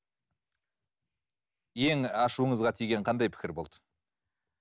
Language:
Kazakh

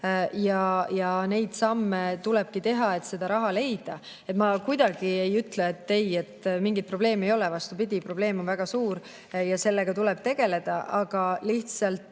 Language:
Estonian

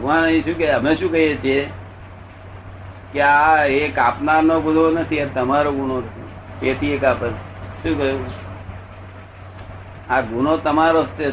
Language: Gujarati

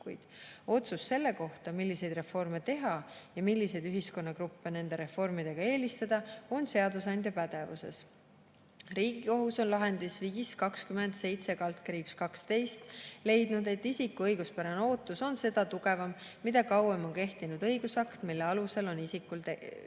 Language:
Estonian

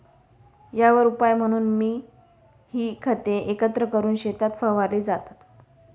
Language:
Marathi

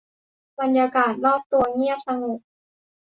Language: Thai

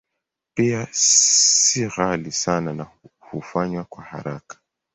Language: Swahili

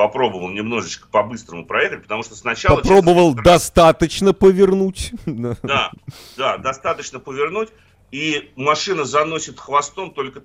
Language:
Russian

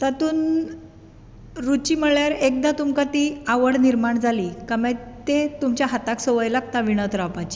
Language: Konkani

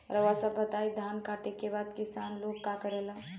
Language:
Bhojpuri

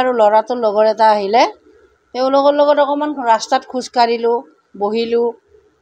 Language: Bangla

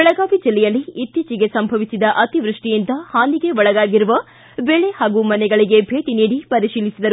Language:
Kannada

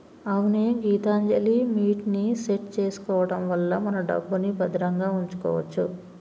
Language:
Telugu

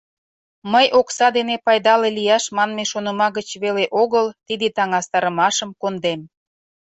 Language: Mari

